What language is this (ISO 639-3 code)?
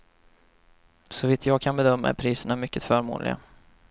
swe